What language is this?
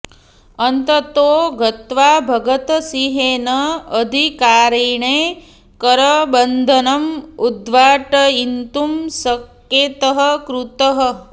Sanskrit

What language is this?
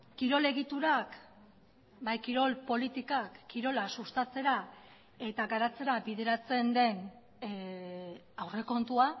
Basque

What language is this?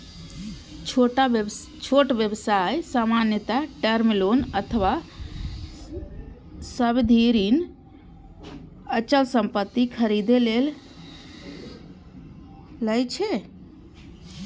Maithili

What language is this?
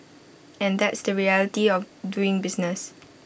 English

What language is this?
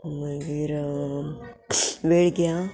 Konkani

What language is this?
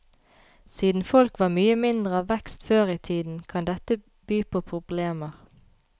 Norwegian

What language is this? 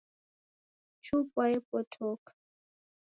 Taita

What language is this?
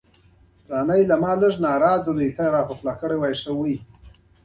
Pashto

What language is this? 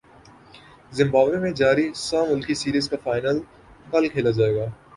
Urdu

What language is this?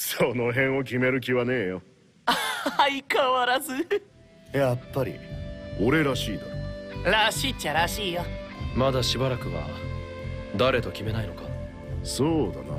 Japanese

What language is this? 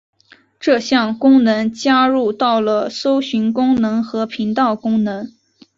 Chinese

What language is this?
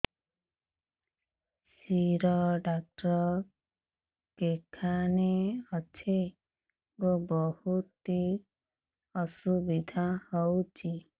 Odia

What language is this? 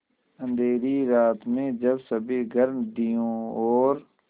Hindi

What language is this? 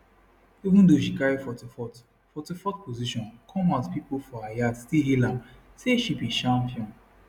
Nigerian Pidgin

